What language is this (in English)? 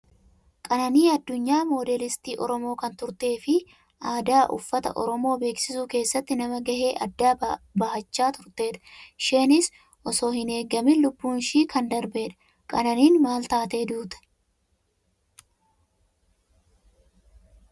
Oromo